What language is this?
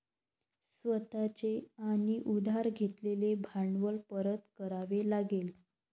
Marathi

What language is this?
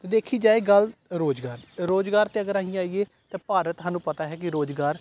Punjabi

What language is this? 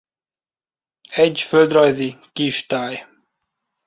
Hungarian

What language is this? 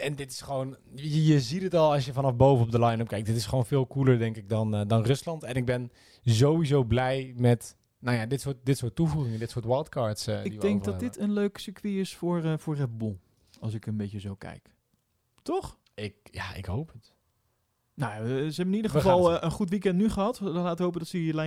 Dutch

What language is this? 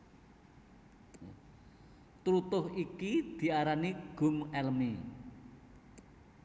Javanese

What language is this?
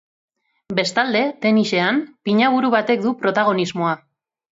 Basque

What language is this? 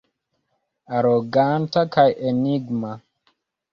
Esperanto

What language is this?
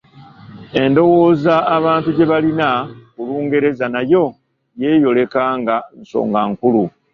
Ganda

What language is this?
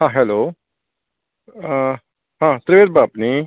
Konkani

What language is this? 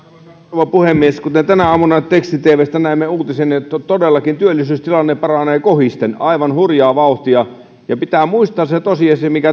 Finnish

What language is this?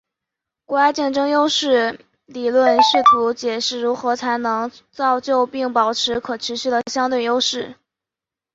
Chinese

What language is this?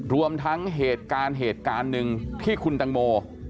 Thai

